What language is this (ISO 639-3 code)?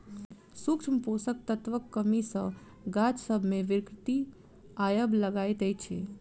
mai